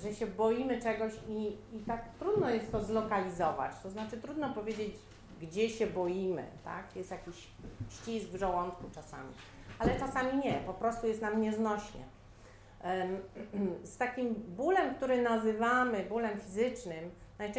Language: Polish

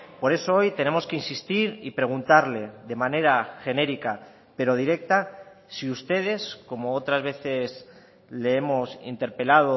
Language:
Spanish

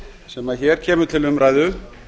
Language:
Icelandic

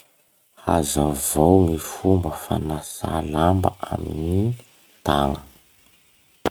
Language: Masikoro Malagasy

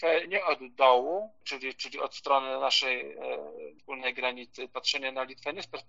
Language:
Polish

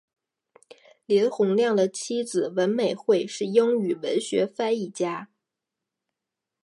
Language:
Chinese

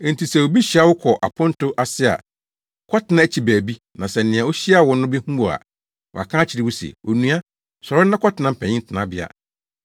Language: Akan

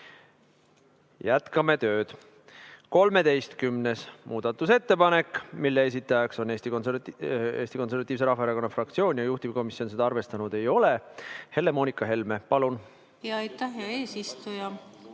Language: Estonian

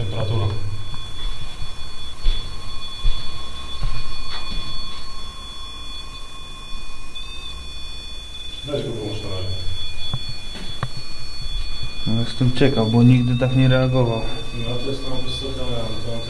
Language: Polish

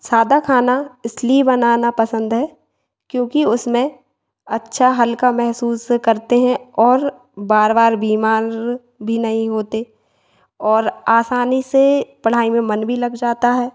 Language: Hindi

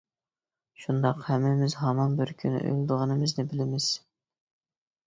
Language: Uyghur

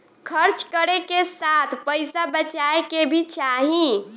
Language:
Bhojpuri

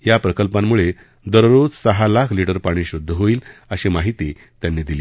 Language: Marathi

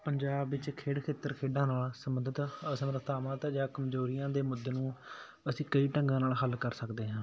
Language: Punjabi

